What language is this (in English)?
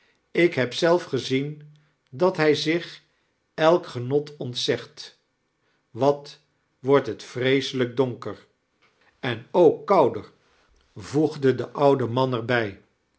Dutch